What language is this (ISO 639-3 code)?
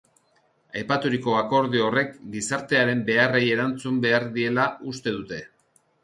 eus